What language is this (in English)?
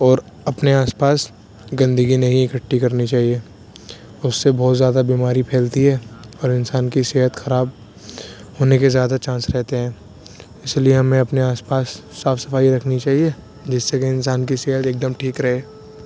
Urdu